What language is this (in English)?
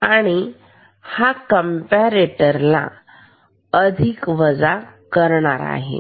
Marathi